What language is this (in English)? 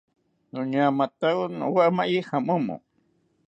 South Ucayali Ashéninka